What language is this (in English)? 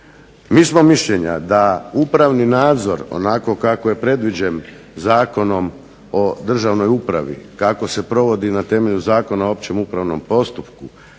Croatian